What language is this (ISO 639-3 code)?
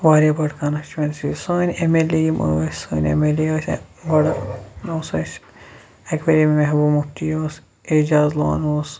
kas